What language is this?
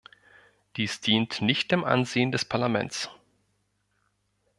German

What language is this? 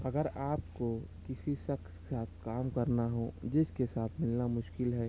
Urdu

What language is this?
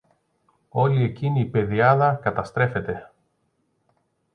Greek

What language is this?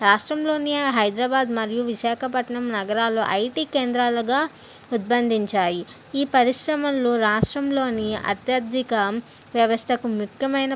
Telugu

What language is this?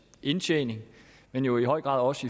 Danish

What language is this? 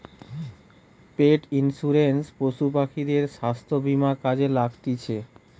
Bangla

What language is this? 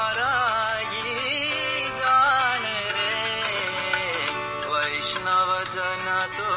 Urdu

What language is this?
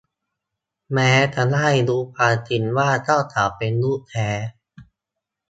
Thai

